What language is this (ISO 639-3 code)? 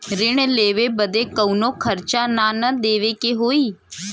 bho